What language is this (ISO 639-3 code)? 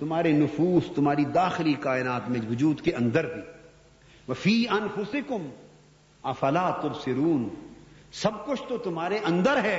urd